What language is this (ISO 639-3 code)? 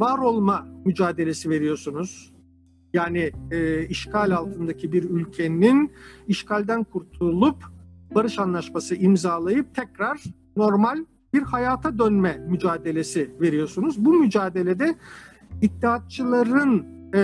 tur